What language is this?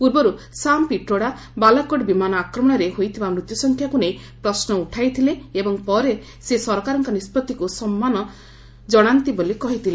Odia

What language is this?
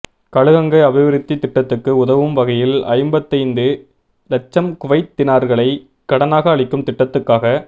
Tamil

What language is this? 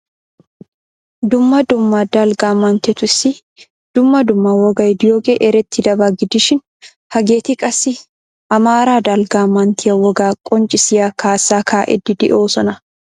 Wolaytta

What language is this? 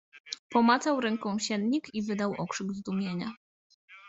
Polish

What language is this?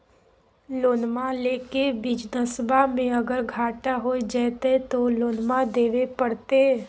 Magahi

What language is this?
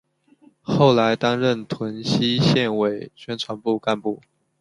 Chinese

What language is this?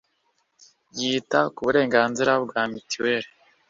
Kinyarwanda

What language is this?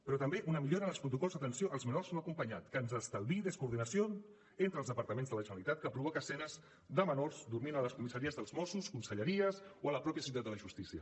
Catalan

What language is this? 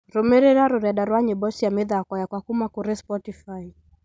Kikuyu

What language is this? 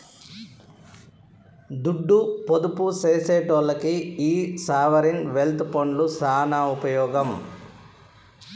Telugu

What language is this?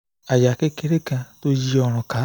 Yoruba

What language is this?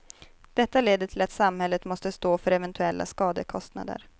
Swedish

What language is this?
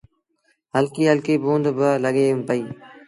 Sindhi Bhil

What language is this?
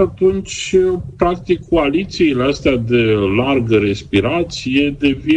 Romanian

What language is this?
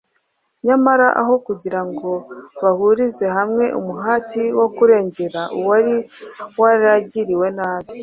Kinyarwanda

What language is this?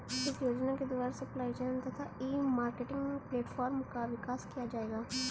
Hindi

